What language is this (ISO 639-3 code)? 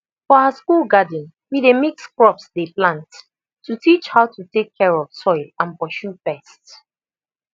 pcm